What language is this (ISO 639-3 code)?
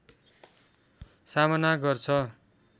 nep